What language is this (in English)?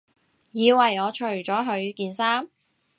Cantonese